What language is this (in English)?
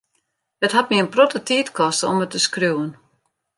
Western Frisian